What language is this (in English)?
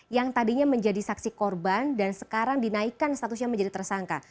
Indonesian